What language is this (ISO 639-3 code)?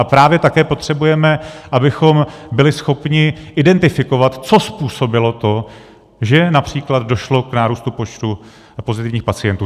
ces